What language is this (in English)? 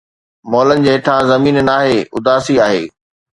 Sindhi